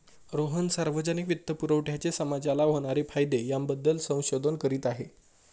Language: Marathi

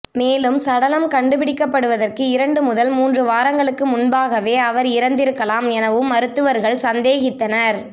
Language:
Tamil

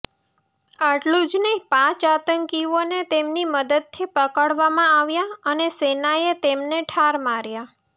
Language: Gujarati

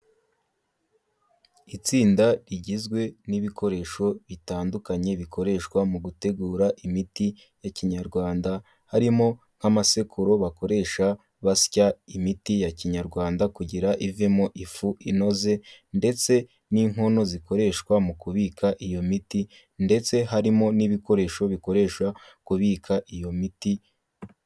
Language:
Kinyarwanda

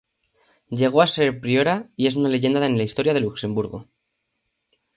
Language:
Spanish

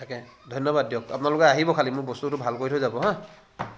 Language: Assamese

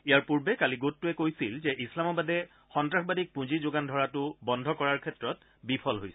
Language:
Assamese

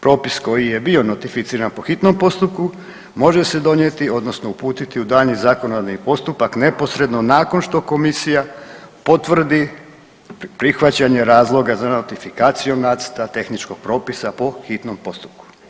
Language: Croatian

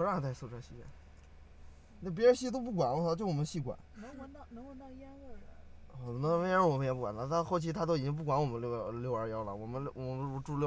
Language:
Chinese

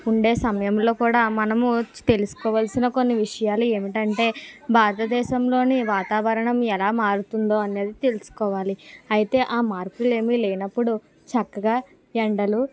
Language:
Telugu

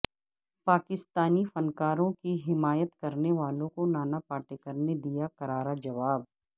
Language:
Urdu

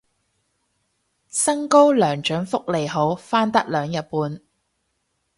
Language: Cantonese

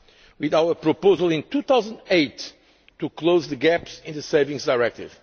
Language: English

